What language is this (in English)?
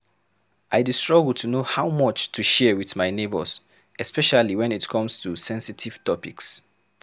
Nigerian Pidgin